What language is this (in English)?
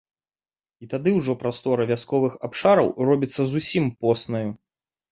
Belarusian